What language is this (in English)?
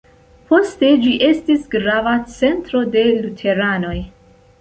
Esperanto